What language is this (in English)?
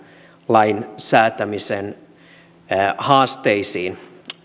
Finnish